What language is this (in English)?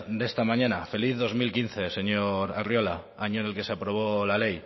Spanish